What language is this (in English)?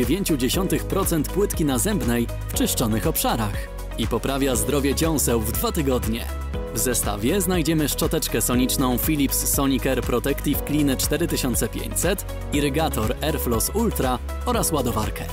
Polish